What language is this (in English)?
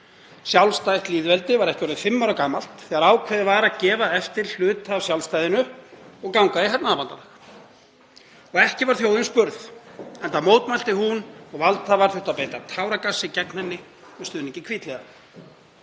Icelandic